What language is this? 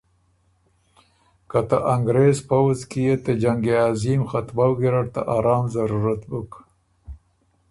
Ormuri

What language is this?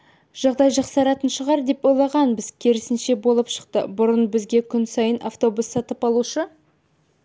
Kazakh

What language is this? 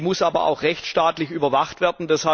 German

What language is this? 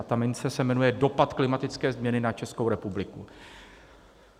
Czech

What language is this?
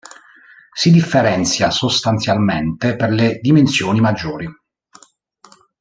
Italian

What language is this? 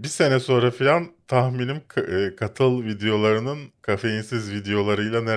Turkish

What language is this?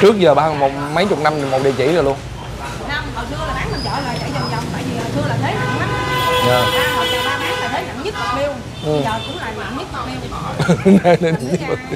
Vietnamese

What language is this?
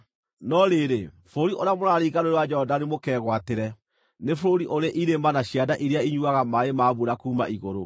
Kikuyu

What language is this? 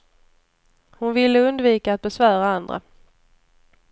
Swedish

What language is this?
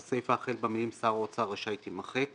Hebrew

